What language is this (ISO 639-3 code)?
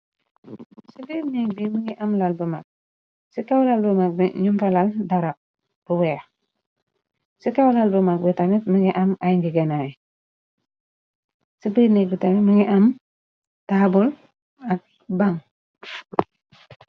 wol